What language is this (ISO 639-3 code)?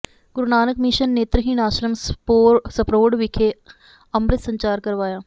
pan